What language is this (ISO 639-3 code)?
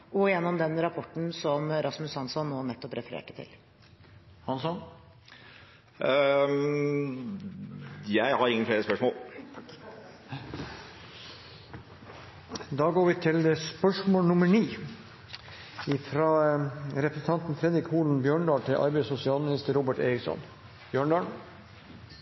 nor